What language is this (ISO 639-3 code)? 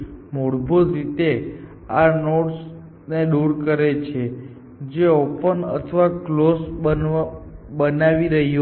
guj